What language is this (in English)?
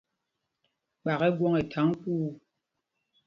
Mpumpong